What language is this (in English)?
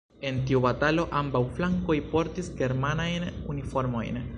Esperanto